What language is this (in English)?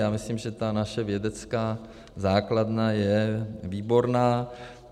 Czech